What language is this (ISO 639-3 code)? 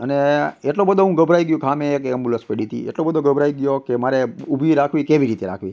guj